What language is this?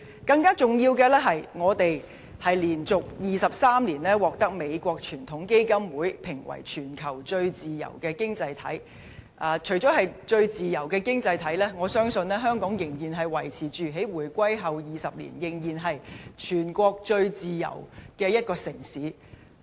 Cantonese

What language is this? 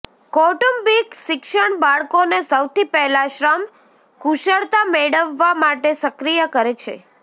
Gujarati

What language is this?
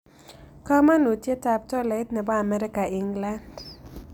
Kalenjin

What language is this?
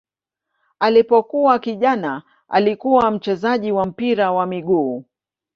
Swahili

